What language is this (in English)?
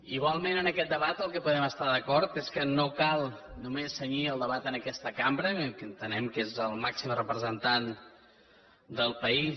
Catalan